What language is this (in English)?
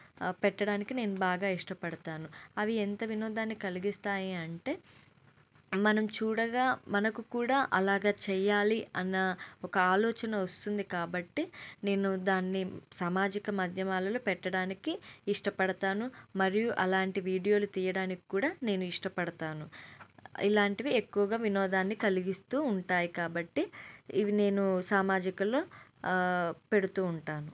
Telugu